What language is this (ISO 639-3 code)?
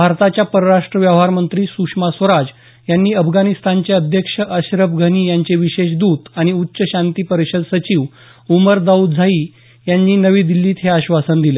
mar